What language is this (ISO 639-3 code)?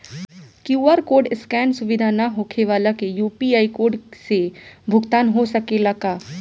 bho